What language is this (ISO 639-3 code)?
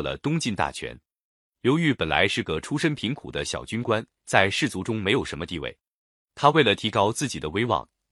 zho